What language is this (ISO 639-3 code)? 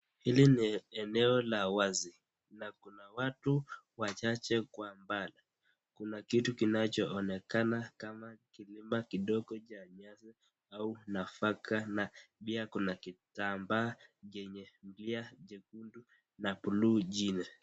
swa